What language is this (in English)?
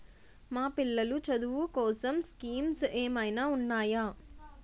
Telugu